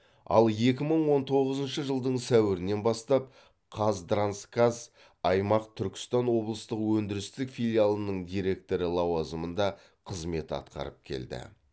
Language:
Kazakh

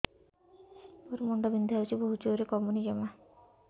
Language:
Odia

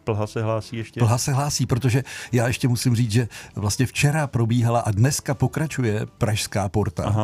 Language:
Czech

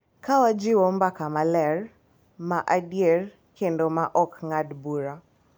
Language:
Luo (Kenya and Tanzania)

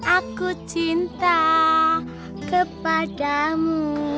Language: Indonesian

